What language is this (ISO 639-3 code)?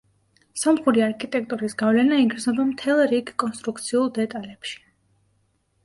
kat